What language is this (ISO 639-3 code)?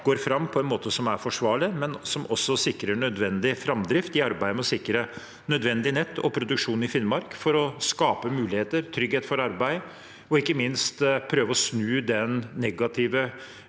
nor